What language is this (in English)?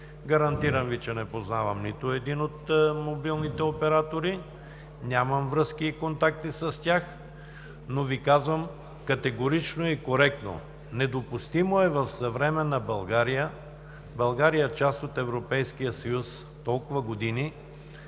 Bulgarian